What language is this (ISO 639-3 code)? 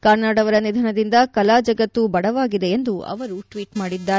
kan